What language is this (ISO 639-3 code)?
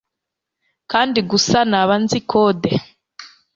kin